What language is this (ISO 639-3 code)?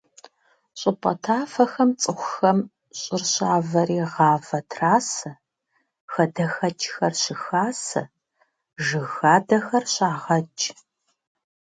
kbd